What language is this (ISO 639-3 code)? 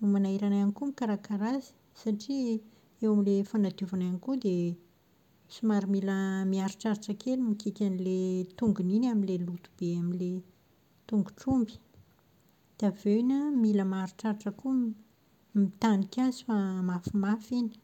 mlg